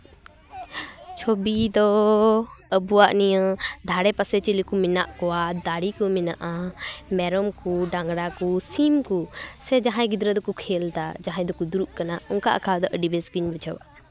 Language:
Santali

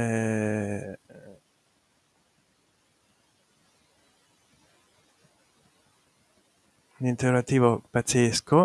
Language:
Italian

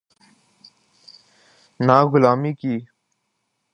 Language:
Urdu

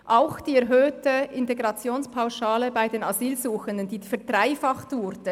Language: Swiss German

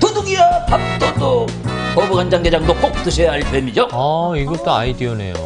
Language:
Korean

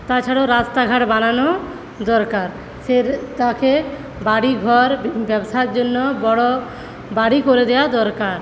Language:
Bangla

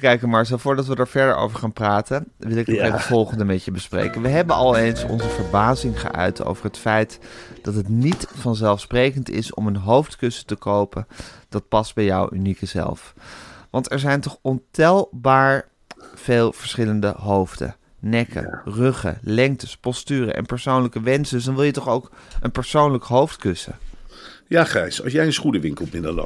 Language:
Dutch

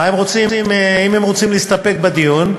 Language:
Hebrew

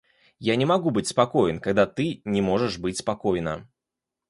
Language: Russian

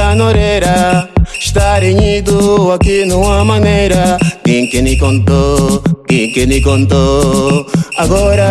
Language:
Portuguese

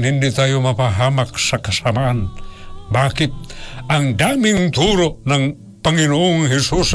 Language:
Filipino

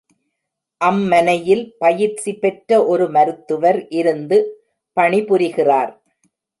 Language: Tamil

